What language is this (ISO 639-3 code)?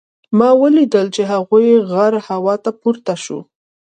pus